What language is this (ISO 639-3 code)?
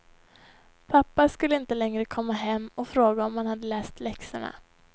swe